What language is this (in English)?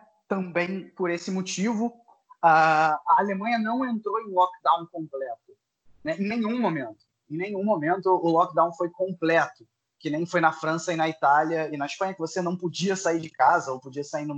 Portuguese